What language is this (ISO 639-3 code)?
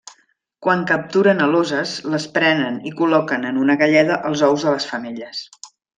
cat